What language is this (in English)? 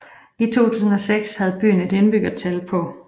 Danish